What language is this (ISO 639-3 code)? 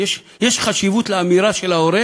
heb